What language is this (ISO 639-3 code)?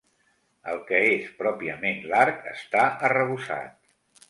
cat